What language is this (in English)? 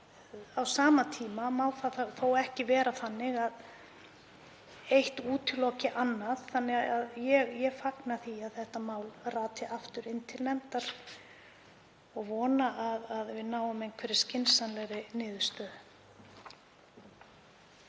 Icelandic